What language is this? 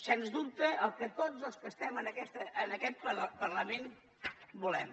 Catalan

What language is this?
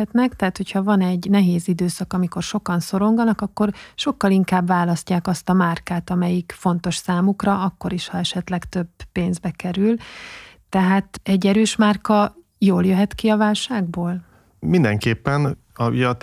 Hungarian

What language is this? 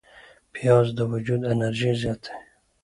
Pashto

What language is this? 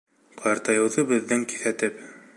Bashkir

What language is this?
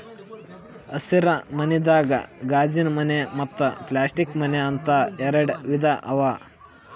Kannada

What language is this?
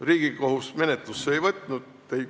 Estonian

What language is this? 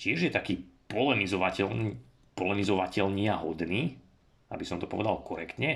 Slovak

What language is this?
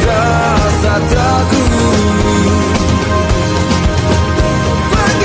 Indonesian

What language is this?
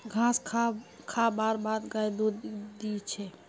Magahi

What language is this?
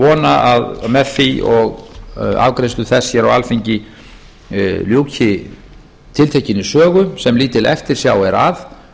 Icelandic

